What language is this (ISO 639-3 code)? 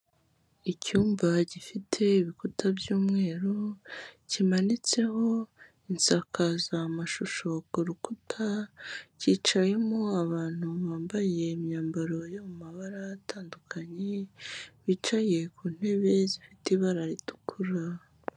kin